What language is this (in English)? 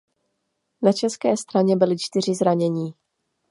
Czech